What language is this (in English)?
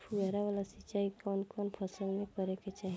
Bhojpuri